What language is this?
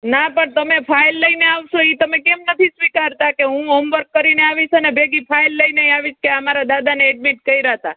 Gujarati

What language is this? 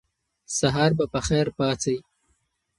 Pashto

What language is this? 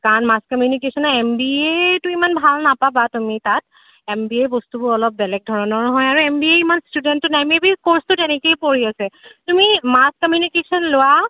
Assamese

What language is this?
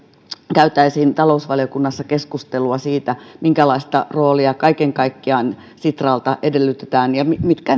Finnish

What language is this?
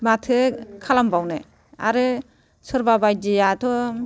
Bodo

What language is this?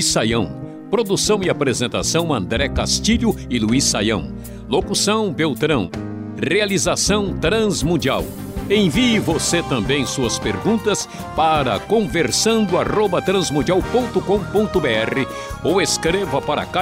Portuguese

